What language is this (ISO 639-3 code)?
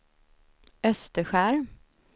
swe